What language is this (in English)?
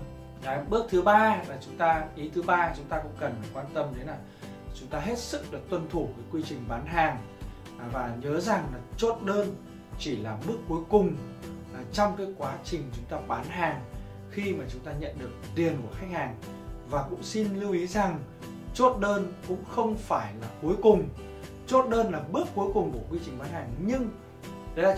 Vietnamese